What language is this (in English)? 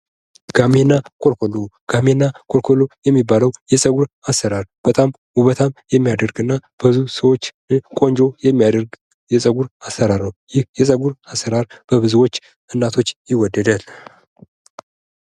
Amharic